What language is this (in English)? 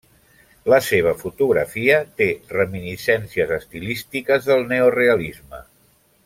Catalan